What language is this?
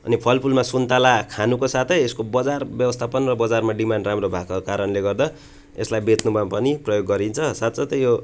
Nepali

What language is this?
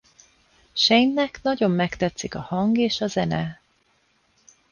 Hungarian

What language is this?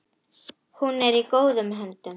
Icelandic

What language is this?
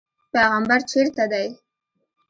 Pashto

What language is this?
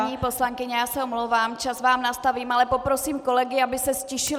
Czech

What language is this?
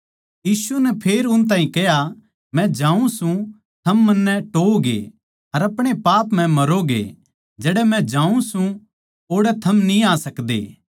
Haryanvi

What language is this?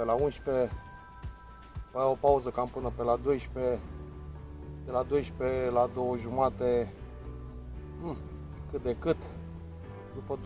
Romanian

